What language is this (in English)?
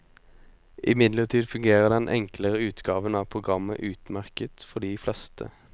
Norwegian